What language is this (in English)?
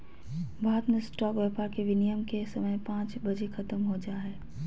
Magahi